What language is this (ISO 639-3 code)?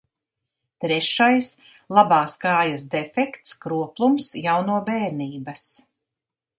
lav